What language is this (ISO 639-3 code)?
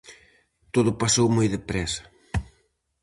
glg